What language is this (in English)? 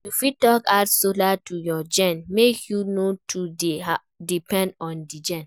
Nigerian Pidgin